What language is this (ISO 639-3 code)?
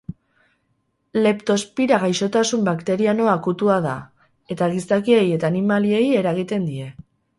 eus